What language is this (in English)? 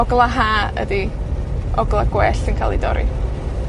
Welsh